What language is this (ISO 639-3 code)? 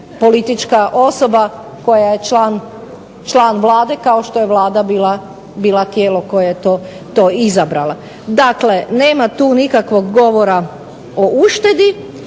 hrv